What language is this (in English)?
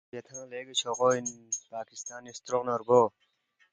Balti